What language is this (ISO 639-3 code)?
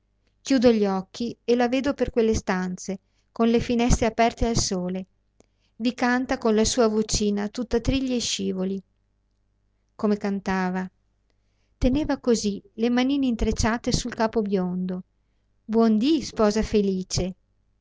ita